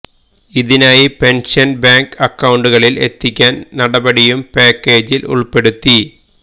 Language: Malayalam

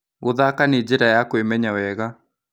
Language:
Kikuyu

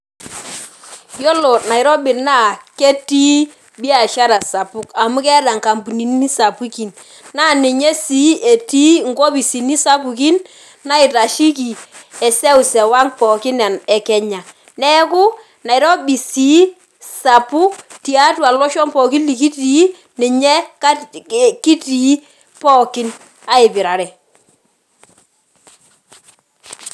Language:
Masai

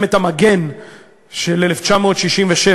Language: Hebrew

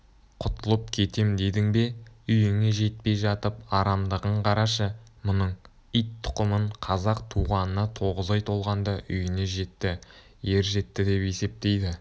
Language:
Kazakh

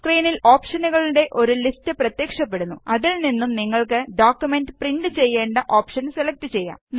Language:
Malayalam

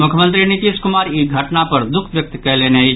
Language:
Maithili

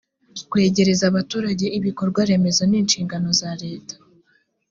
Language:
Kinyarwanda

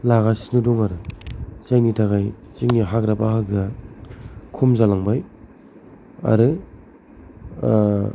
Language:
Bodo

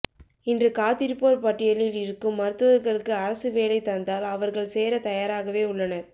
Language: Tamil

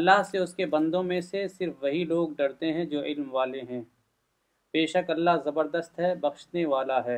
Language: Urdu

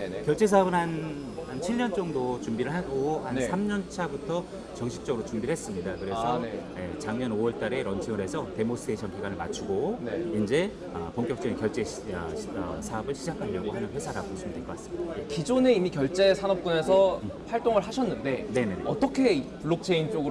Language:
Korean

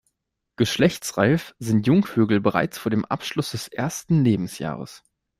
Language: German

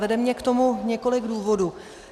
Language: Czech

